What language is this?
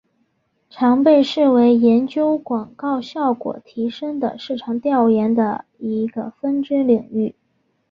Chinese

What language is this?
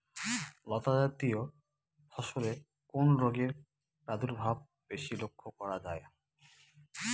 Bangla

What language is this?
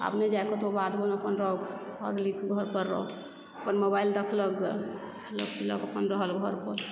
Maithili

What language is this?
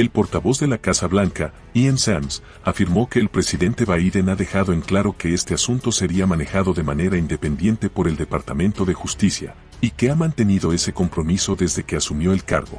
Spanish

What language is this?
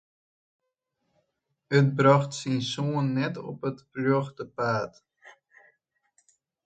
Western Frisian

